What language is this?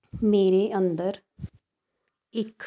Punjabi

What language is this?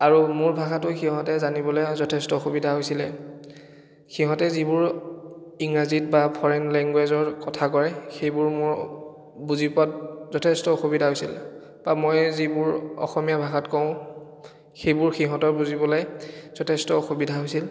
Assamese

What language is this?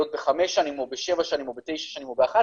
Hebrew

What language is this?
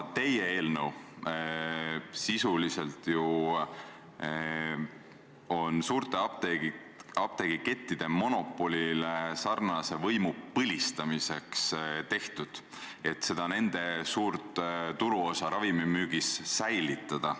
Estonian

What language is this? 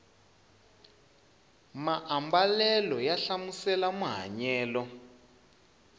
Tsonga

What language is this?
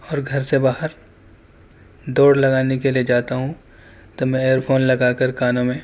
Urdu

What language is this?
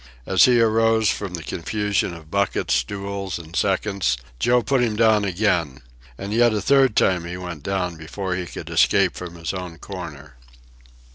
English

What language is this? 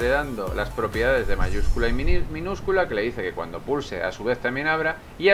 Spanish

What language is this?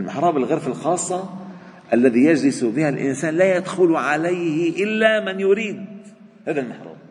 Arabic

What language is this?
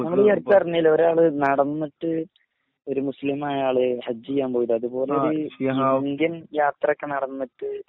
Malayalam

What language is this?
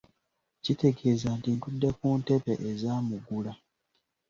Ganda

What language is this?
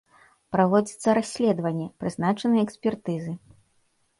Belarusian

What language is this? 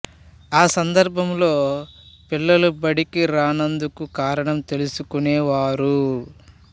Telugu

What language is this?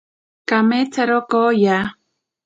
Ashéninka Perené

